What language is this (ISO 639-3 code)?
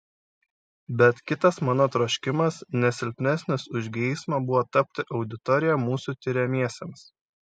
lit